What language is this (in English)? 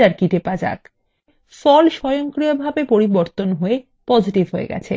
Bangla